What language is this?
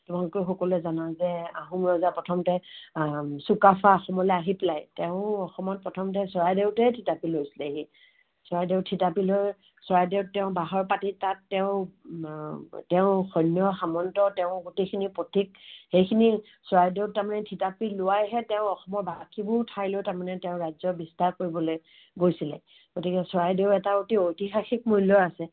Assamese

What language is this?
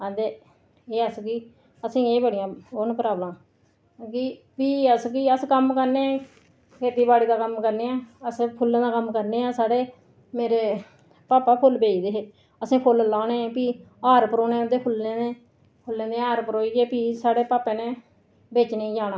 Dogri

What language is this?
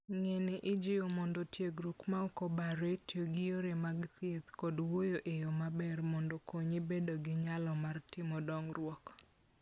Luo (Kenya and Tanzania)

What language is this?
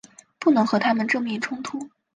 Chinese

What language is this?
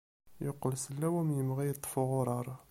Kabyle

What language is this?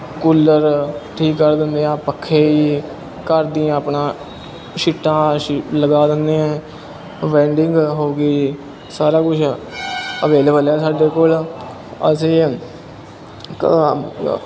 Punjabi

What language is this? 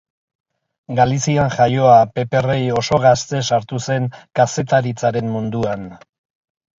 Basque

